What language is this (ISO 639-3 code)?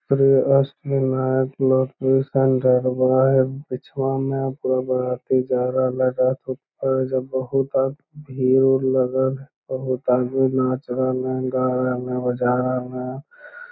mag